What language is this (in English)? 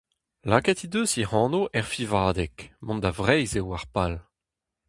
Breton